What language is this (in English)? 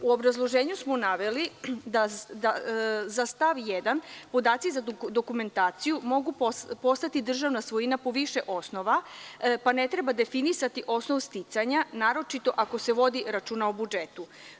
Serbian